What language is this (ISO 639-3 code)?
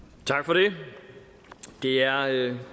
dan